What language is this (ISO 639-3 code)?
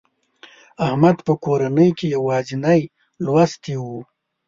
pus